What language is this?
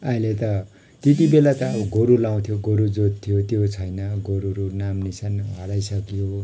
Nepali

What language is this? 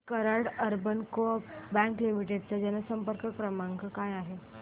Marathi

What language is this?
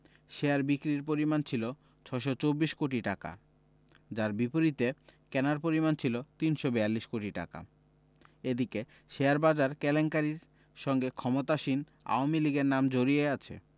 Bangla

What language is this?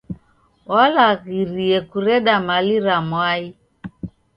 Taita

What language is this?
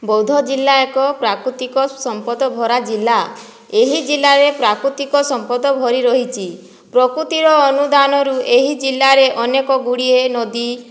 Odia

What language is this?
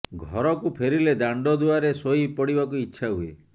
Odia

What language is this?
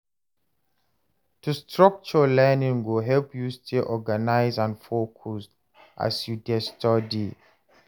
Nigerian Pidgin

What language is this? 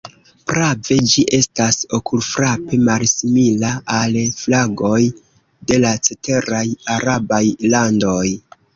Esperanto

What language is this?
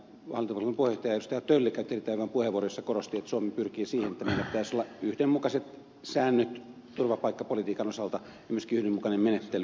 Finnish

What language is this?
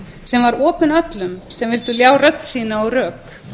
Icelandic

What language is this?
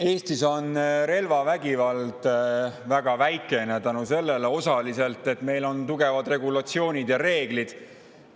Estonian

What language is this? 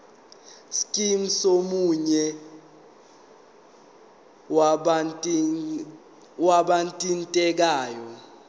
Zulu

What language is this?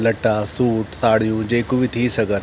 Sindhi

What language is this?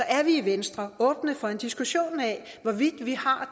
Danish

